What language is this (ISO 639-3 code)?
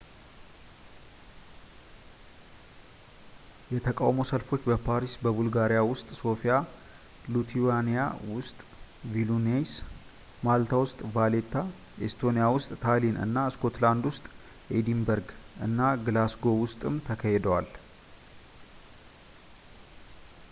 amh